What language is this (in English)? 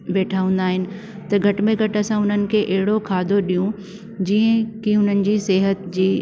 Sindhi